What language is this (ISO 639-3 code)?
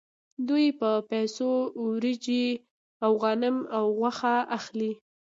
pus